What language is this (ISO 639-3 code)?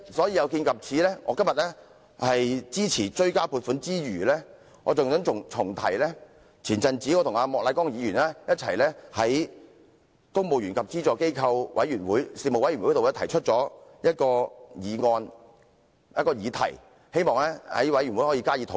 yue